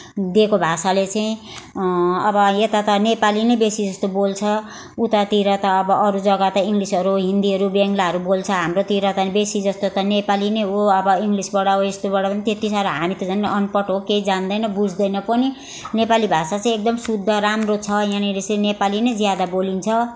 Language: Nepali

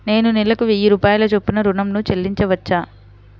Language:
Telugu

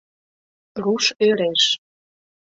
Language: Mari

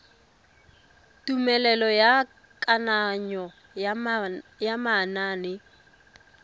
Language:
Tswana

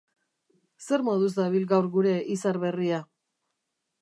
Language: Basque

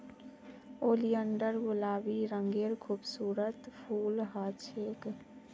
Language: Magahi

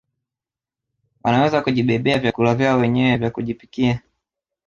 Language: Swahili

